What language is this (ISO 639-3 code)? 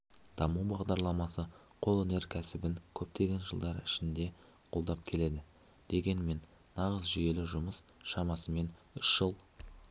kaz